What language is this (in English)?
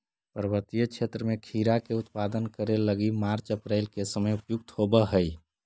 Magahi